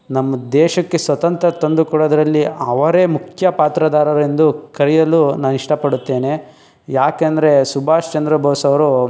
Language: Kannada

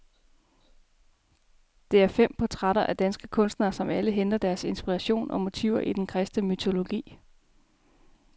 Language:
Danish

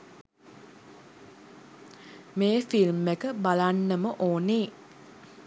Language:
Sinhala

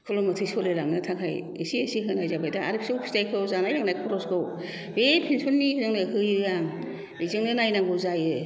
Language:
Bodo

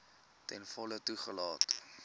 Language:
Afrikaans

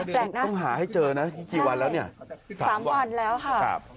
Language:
Thai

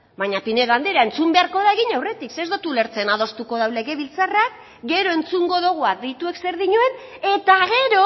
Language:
Basque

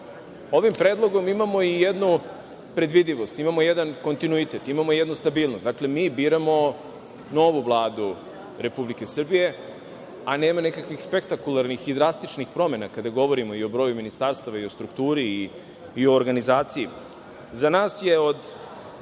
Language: Serbian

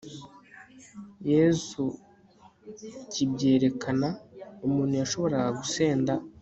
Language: Kinyarwanda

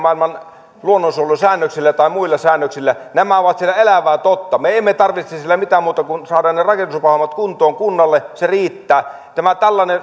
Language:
Finnish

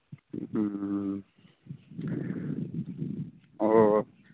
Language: Manipuri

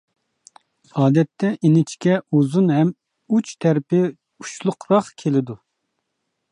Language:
Uyghur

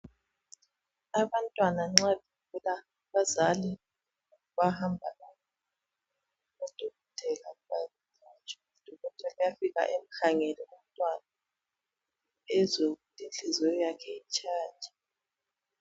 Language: North Ndebele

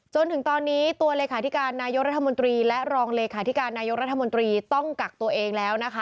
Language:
Thai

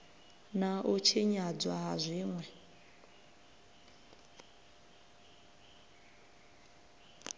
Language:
Venda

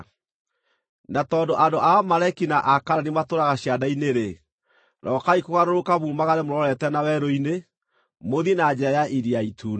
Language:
Kikuyu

